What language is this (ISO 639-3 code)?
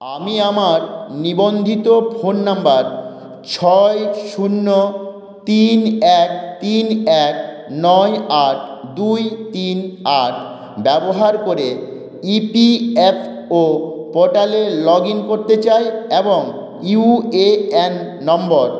ben